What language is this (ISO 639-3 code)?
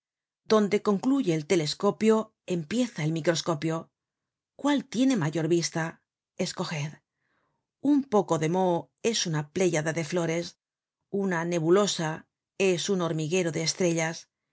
spa